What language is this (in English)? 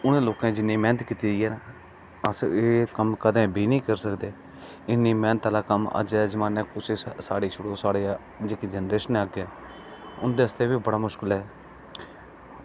Dogri